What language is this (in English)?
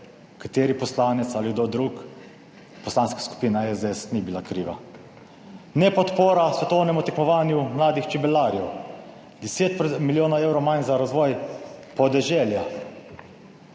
Slovenian